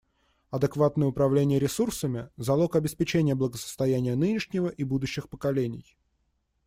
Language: Russian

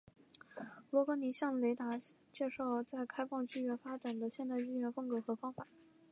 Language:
Chinese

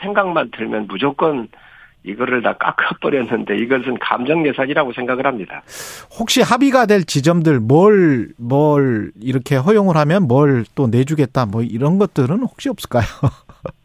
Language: Korean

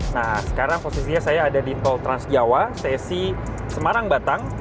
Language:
Indonesian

